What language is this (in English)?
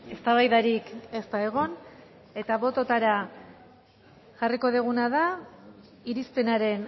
Basque